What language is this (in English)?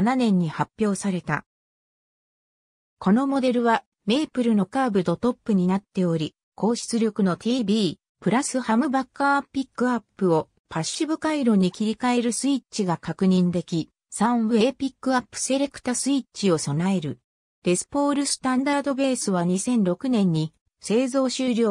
Japanese